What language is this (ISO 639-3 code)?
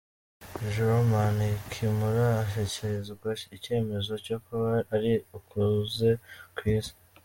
kin